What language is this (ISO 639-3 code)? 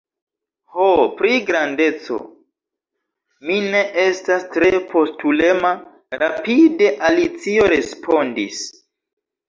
epo